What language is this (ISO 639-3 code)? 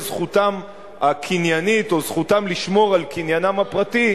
heb